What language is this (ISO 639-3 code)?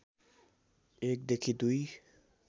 nep